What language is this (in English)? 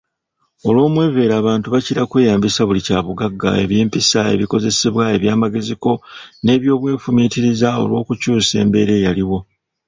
Ganda